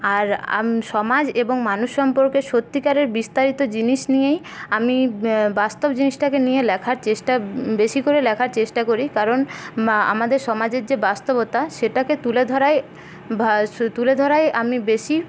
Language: Bangla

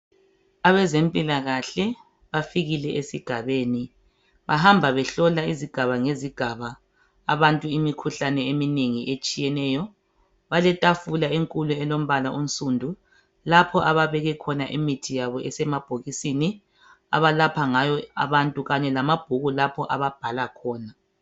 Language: North Ndebele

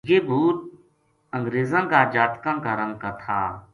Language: Gujari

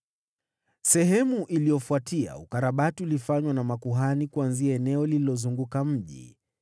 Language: Swahili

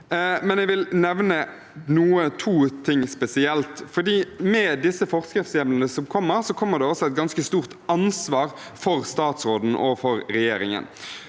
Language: Norwegian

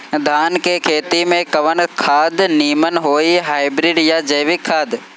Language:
Bhojpuri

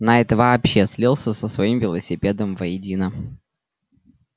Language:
Russian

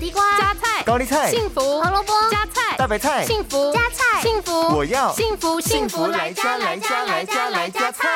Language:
Chinese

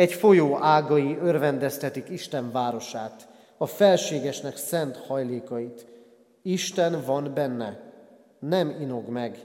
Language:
Hungarian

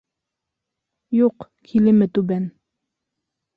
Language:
Bashkir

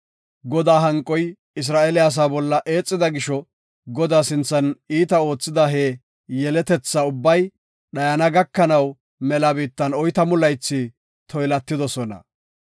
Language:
Gofa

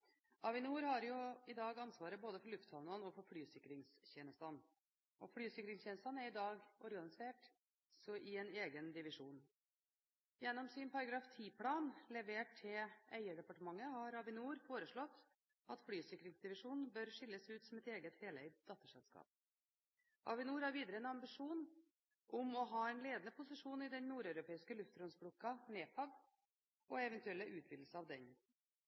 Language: Norwegian Bokmål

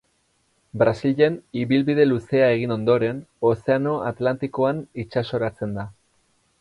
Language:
Basque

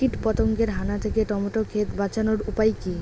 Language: Bangla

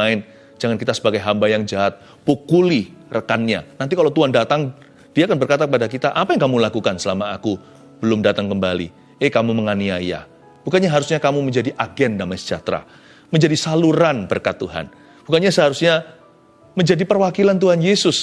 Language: Indonesian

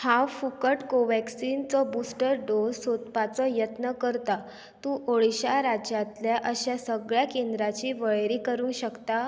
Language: Konkani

